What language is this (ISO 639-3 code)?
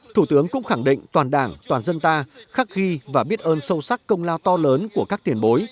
vie